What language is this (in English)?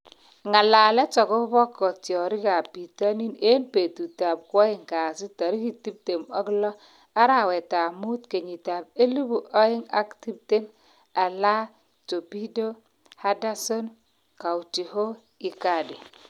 Kalenjin